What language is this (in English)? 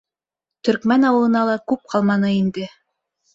Bashkir